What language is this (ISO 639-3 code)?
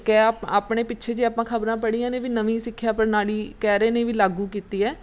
pan